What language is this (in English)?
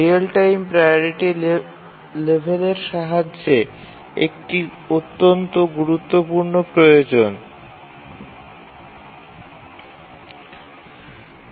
Bangla